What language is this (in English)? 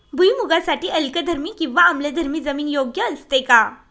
Marathi